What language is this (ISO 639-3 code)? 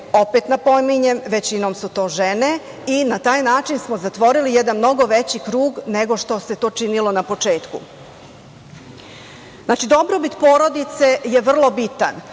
srp